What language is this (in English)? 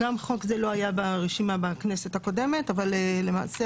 Hebrew